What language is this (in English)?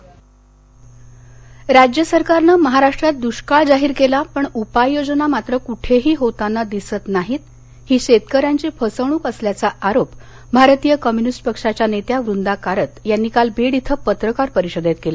Marathi